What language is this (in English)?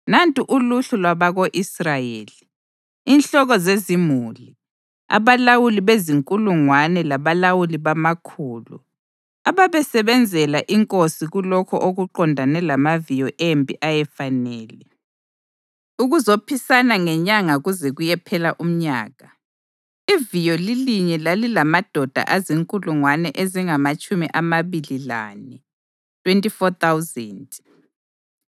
North Ndebele